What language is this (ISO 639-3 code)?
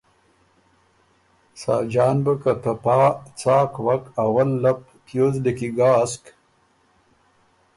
oru